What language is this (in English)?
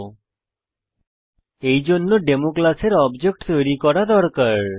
Bangla